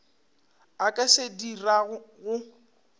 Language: Northern Sotho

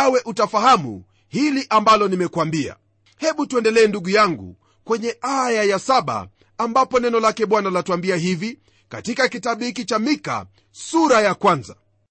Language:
Swahili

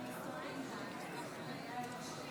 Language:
Hebrew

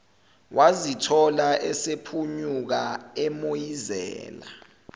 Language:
Zulu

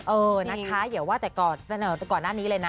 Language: Thai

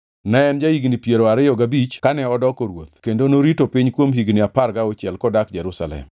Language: Luo (Kenya and Tanzania)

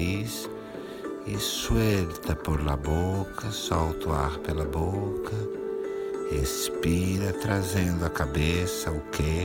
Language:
Portuguese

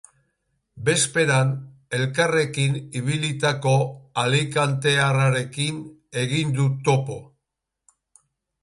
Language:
Basque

